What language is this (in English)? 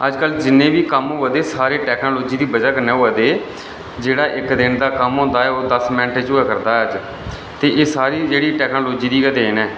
Dogri